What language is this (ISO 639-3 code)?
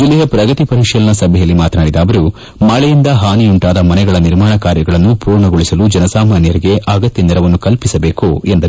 kan